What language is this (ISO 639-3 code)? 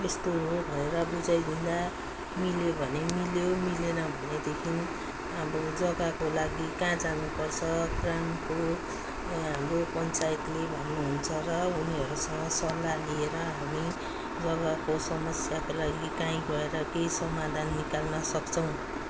nep